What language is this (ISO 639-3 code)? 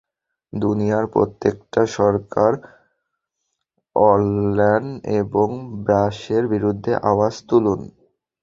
ben